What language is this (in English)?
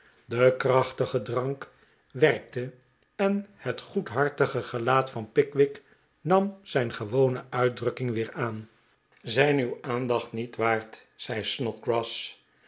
Dutch